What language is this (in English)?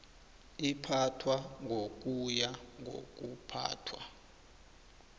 South Ndebele